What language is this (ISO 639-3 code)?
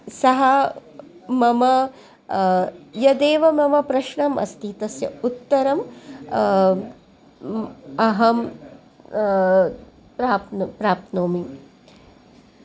san